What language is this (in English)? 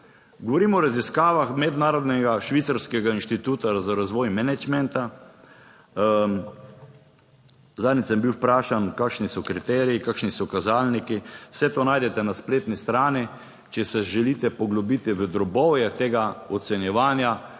Slovenian